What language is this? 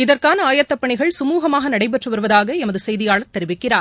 Tamil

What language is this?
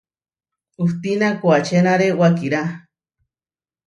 Huarijio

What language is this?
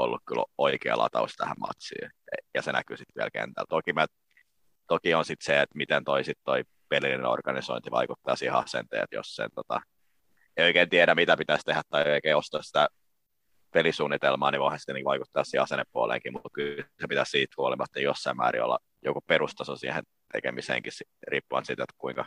Finnish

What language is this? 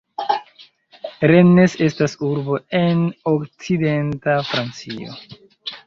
Esperanto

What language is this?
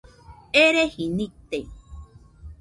Nüpode Huitoto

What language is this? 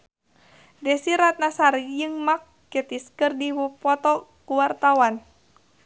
Sundanese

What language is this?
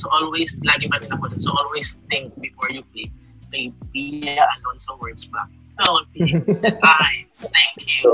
Filipino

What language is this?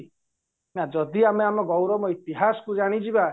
Odia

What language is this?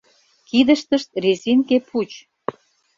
Mari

